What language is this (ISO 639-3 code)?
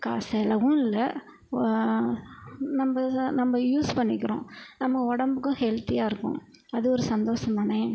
tam